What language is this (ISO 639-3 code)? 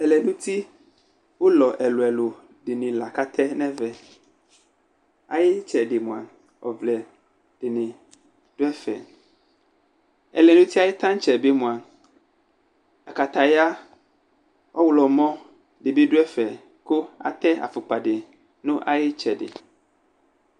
kpo